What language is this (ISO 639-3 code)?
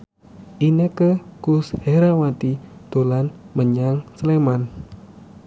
jav